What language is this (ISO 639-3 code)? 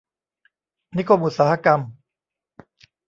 tha